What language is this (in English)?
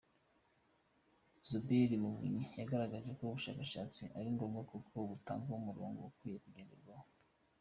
Kinyarwanda